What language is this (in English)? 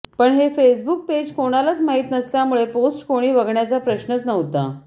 Marathi